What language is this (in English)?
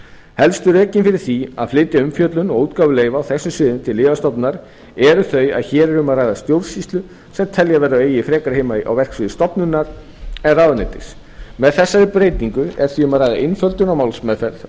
Icelandic